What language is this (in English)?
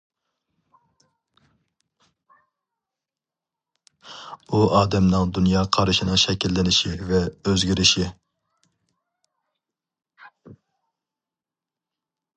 Uyghur